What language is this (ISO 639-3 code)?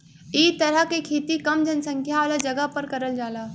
bho